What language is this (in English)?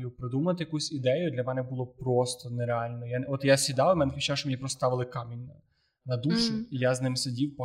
Ukrainian